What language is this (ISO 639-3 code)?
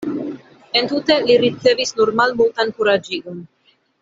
epo